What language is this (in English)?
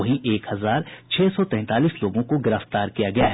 Hindi